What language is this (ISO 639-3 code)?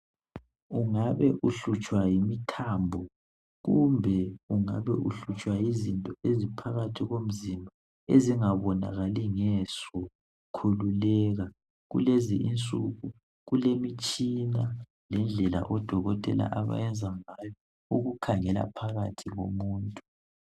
nde